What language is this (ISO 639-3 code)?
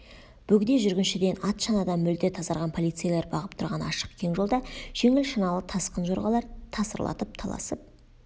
kaz